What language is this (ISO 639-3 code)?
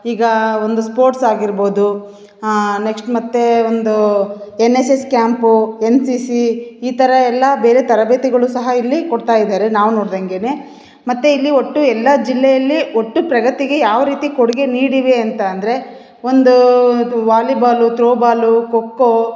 kan